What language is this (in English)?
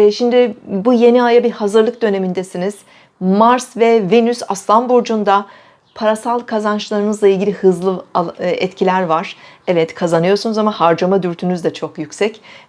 Turkish